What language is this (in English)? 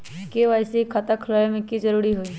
Magahi